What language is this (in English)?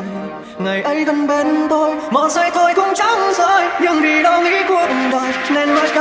Vietnamese